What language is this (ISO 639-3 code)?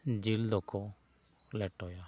sat